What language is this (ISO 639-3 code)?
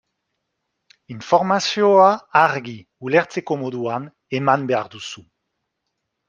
eus